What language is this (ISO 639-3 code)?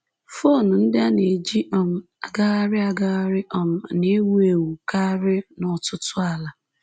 ibo